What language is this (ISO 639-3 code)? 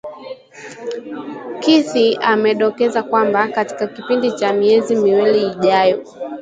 swa